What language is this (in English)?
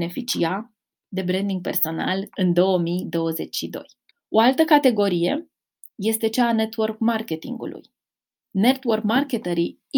Romanian